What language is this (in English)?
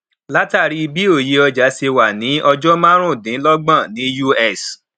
Yoruba